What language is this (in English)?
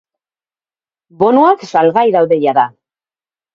Basque